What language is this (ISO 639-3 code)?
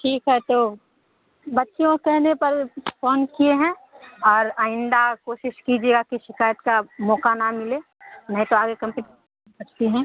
urd